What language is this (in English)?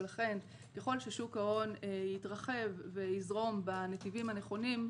Hebrew